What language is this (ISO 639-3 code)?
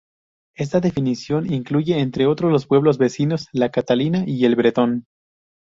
spa